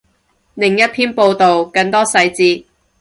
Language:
Cantonese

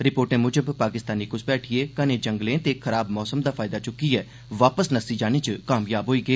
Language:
Dogri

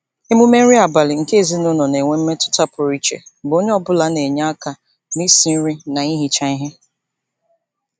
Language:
Igbo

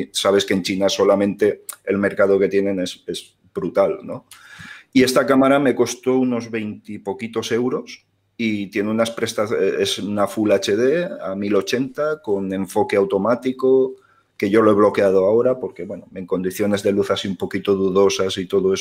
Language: Spanish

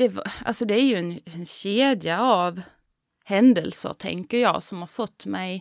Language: Swedish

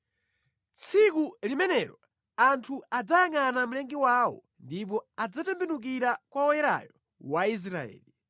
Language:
Nyanja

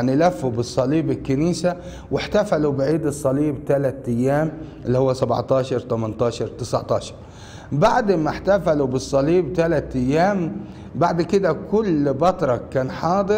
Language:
Arabic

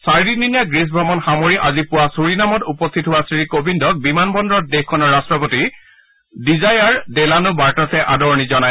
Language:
Assamese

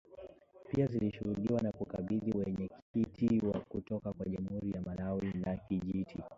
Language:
Swahili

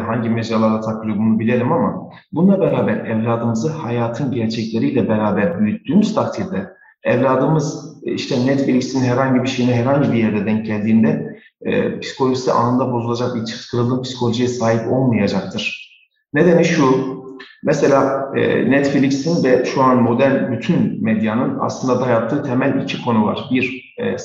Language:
Turkish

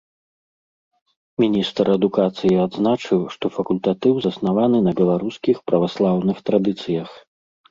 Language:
Belarusian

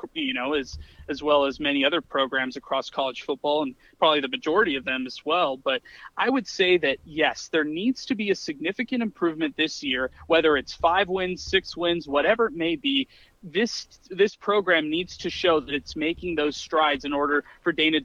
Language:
English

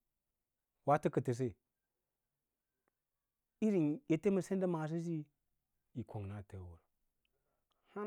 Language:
Lala-Roba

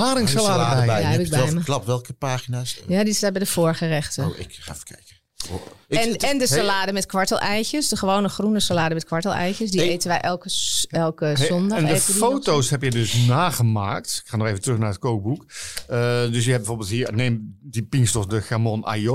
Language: Dutch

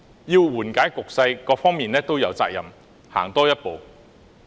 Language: Cantonese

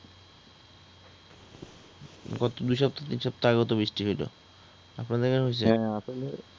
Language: Bangla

